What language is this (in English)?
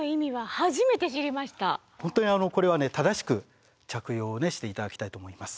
Japanese